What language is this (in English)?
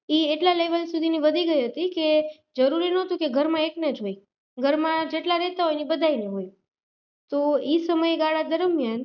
Gujarati